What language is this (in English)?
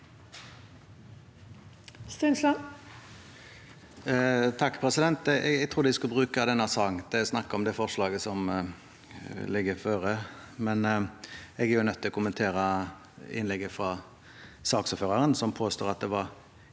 Norwegian